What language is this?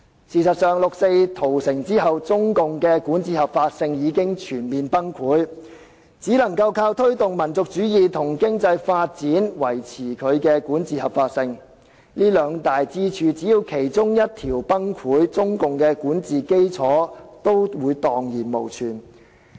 Cantonese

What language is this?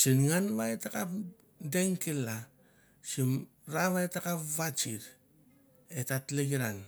Mandara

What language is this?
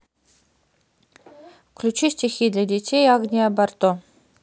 Russian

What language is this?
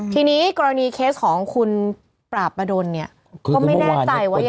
Thai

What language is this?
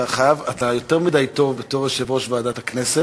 Hebrew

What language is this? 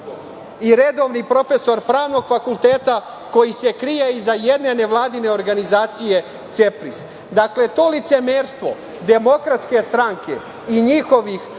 Serbian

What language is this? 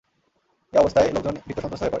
Bangla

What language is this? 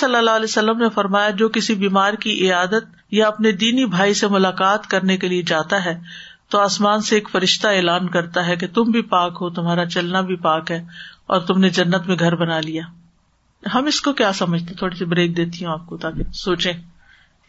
Urdu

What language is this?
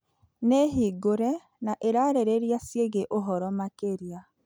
Kikuyu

